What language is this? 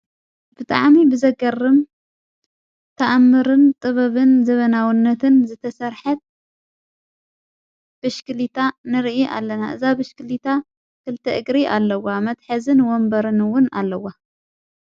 Tigrinya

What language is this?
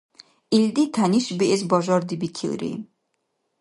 Dargwa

